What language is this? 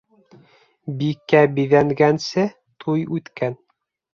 Bashkir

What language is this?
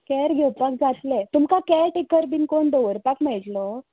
Konkani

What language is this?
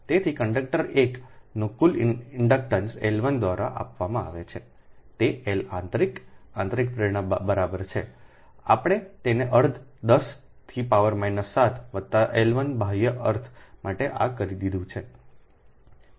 Gujarati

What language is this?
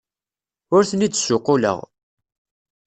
Kabyle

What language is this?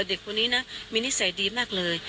Thai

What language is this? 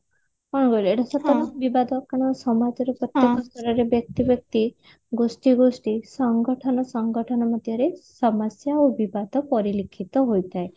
Odia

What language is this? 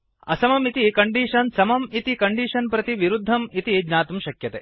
Sanskrit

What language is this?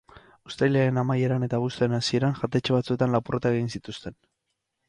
Basque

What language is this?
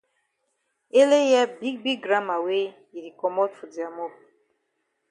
Cameroon Pidgin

